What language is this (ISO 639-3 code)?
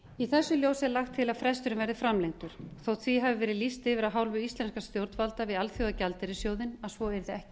isl